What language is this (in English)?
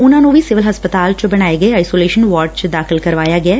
Punjabi